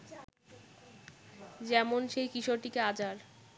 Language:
Bangla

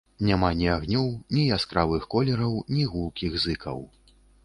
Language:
Belarusian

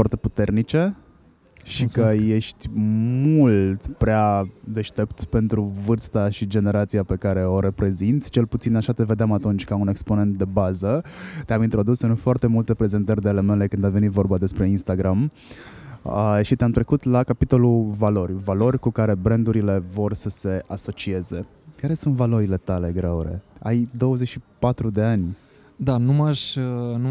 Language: Romanian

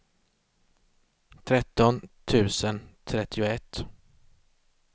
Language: Swedish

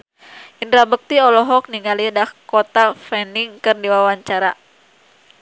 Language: Sundanese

